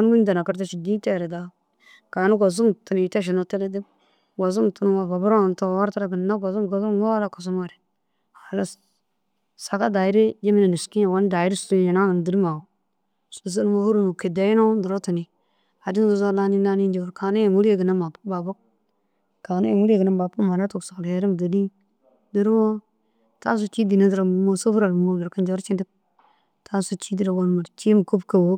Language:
Dazaga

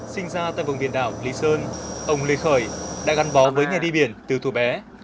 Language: Vietnamese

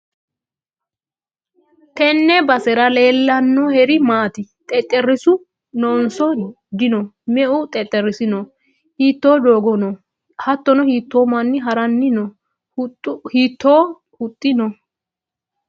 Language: Sidamo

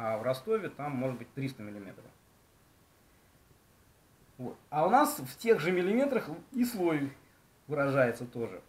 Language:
Russian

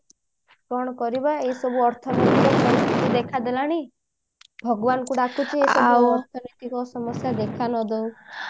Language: Odia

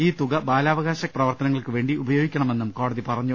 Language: Malayalam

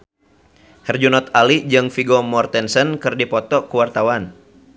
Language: Sundanese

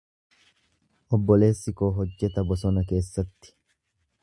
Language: Oromo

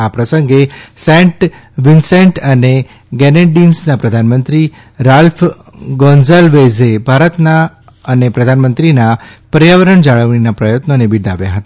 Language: Gujarati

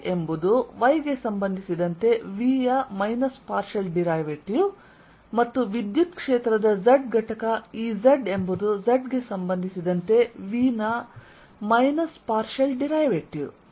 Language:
Kannada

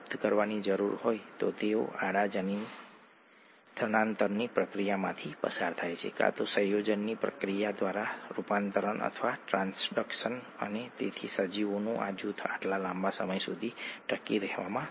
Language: Gujarati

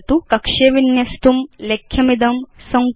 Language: Sanskrit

